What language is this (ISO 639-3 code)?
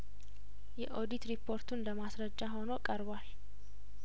amh